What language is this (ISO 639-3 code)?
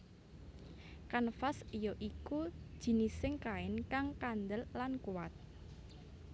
jav